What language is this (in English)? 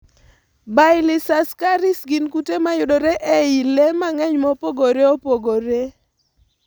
Luo (Kenya and Tanzania)